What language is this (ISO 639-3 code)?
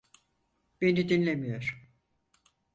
tur